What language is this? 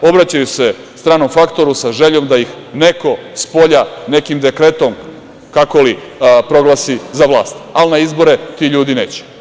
Serbian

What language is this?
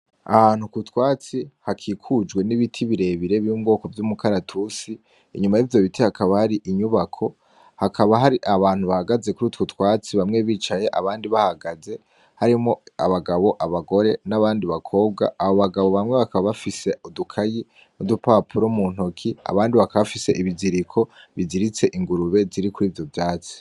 Rundi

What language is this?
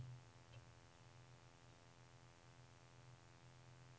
Norwegian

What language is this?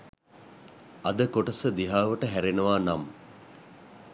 Sinhala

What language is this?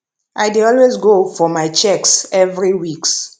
Nigerian Pidgin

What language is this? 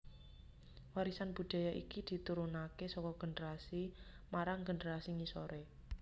Javanese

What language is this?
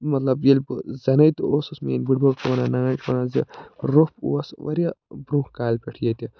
Kashmiri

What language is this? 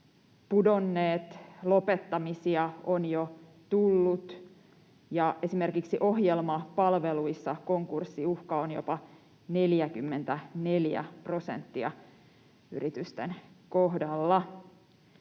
Finnish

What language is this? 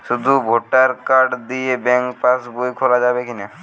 Bangla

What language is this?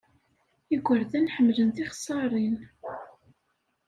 Kabyle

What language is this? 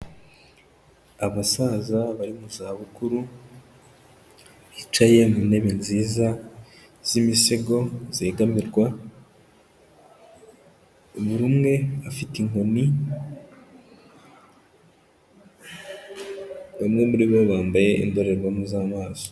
Kinyarwanda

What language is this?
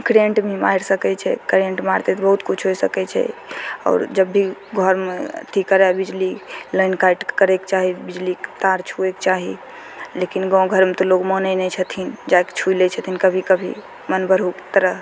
Maithili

